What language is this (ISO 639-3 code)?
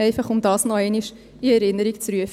gsw